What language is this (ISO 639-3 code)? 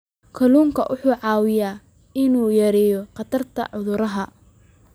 som